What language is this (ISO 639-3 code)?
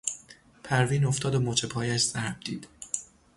fas